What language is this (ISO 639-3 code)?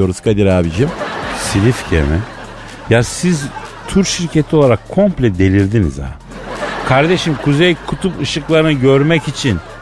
tur